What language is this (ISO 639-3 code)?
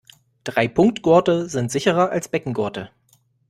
deu